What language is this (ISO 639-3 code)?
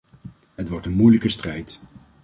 nld